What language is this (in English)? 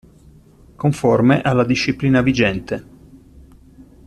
Italian